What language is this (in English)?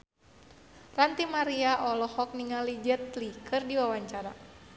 Sundanese